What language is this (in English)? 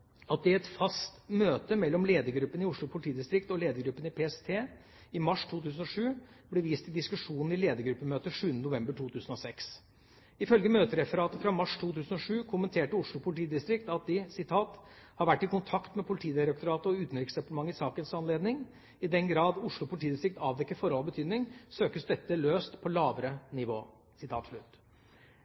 Norwegian Bokmål